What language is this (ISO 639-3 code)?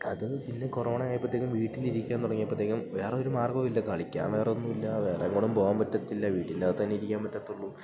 mal